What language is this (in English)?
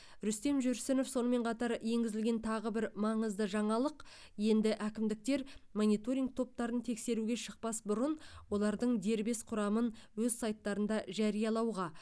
Kazakh